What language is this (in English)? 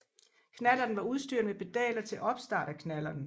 Danish